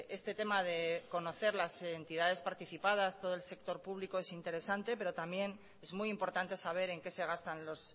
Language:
Spanish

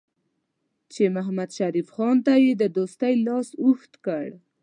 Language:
Pashto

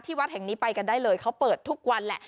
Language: Thai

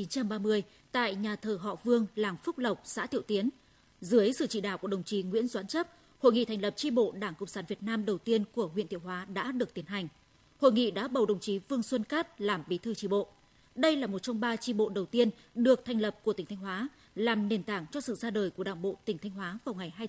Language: Vietnamese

